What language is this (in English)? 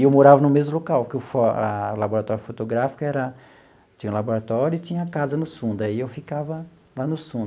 Portuguese